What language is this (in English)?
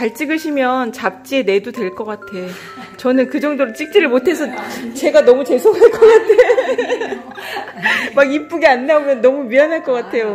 Korean